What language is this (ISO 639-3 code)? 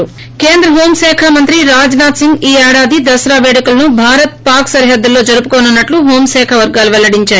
tel